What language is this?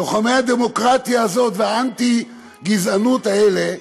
Hebrew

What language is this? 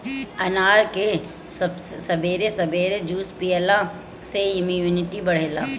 Bhojpuri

